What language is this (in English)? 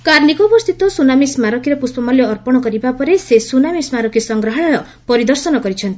Odia